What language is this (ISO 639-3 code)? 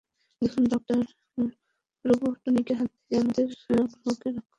ben